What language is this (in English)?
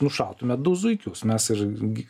Lithuanian